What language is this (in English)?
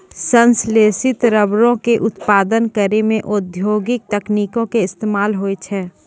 Maithili